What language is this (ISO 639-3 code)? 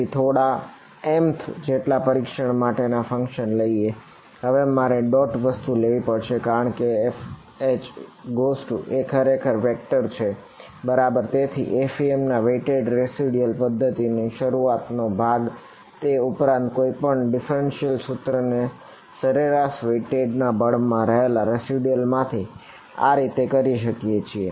guj